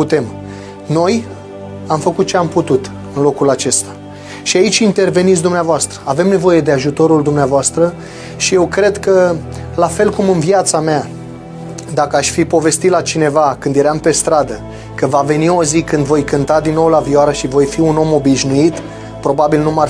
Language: Romanian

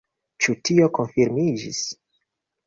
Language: Esperanto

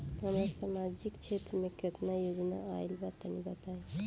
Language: Bhojpuri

